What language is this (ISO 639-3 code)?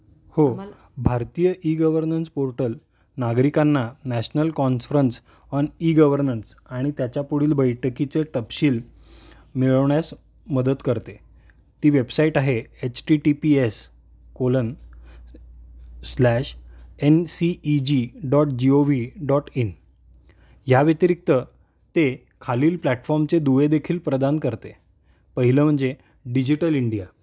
mar